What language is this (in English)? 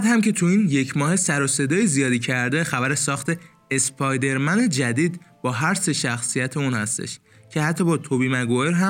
Persian